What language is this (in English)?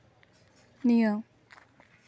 Santali